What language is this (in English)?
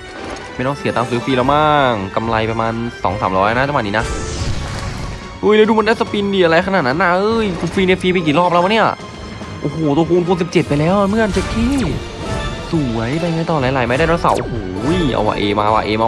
Thai